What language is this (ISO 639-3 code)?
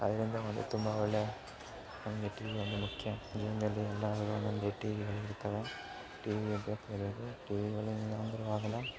kan